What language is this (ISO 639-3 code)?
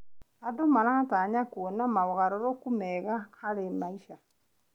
kik